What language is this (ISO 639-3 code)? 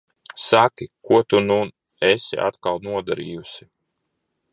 lav